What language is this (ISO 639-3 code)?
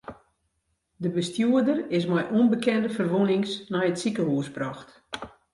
fry